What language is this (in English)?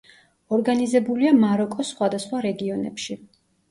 Georgian